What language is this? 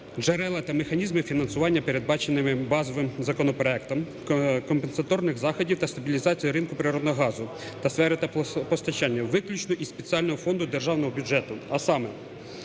Ukrainian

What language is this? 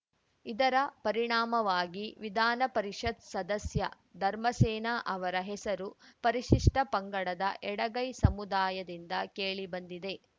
Kannada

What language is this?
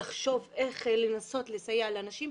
Hebrew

